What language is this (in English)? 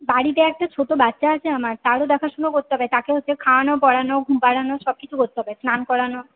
Bangla